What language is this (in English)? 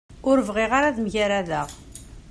Kabyle